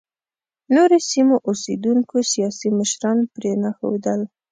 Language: Pashto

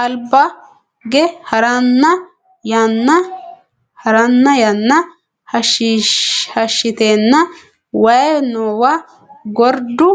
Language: Sidamo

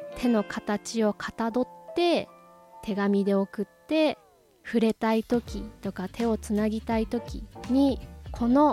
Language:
Japanese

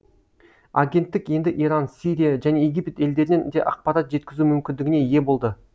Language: Kazakh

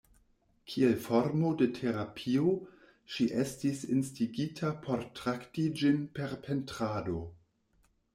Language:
Esperanto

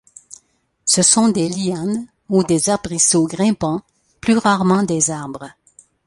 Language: French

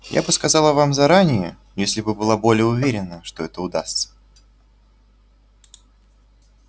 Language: Russian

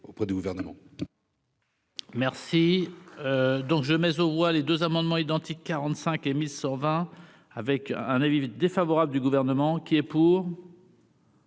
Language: French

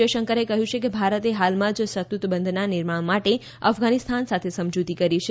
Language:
Gujarati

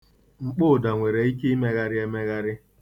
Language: Igbo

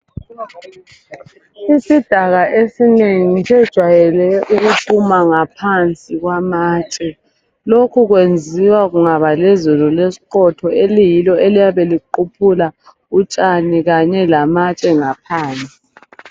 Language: North Ndebele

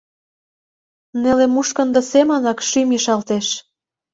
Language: Mari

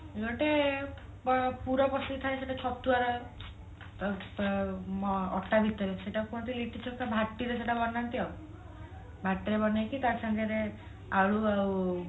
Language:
Odia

